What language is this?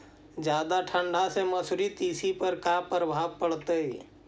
Magahi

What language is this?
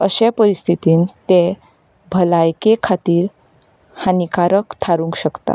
Konkani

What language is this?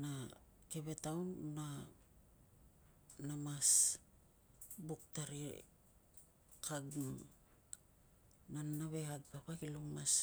Tungag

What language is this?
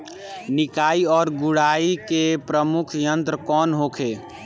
Bhojpuri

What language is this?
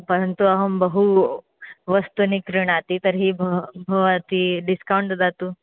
Sanskrit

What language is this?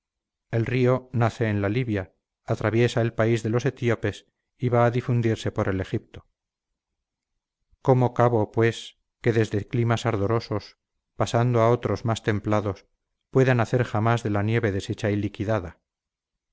Spanish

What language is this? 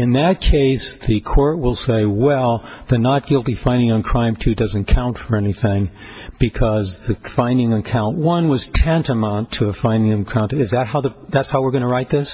English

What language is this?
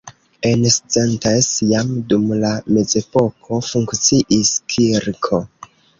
Esperanto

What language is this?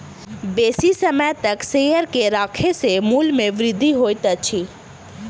Maithili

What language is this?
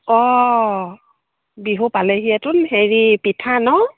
Assamese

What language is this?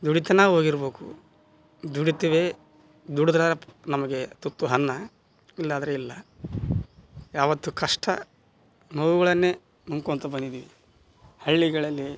Kannada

